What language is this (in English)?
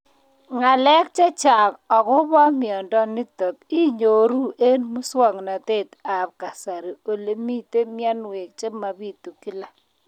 Kalenjin